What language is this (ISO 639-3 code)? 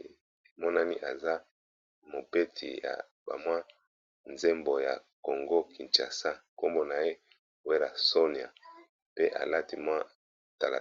lin